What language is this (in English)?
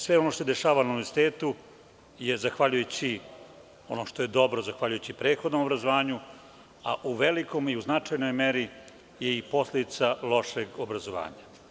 Serbian